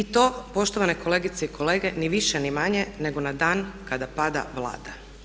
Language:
Croatian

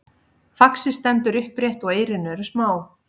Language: Icelandic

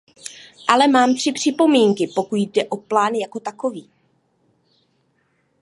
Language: Czech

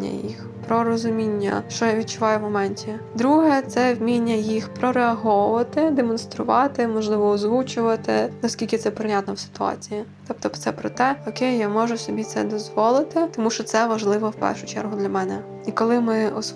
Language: Ukrainian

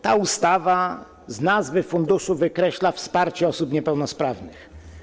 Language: Polish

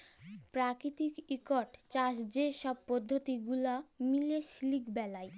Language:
Bangla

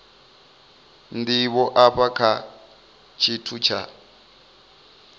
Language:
Venda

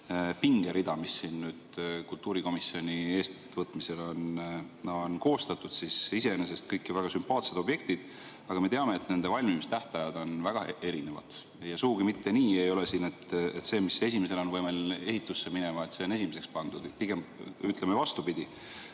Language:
Estonian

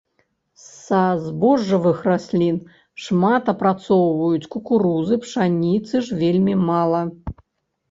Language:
Belarusian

